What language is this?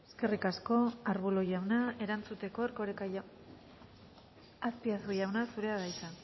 Basque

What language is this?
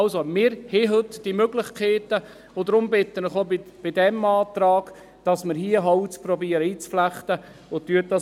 Swiss German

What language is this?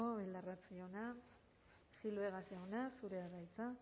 Basque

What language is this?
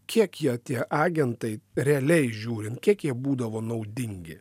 Lithuanian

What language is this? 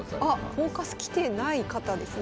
Japanese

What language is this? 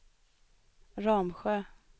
Swedish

